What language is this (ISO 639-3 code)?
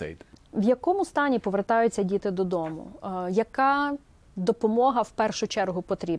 ukr